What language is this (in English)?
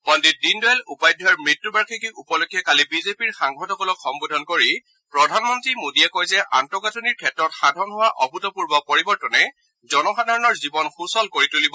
Assamese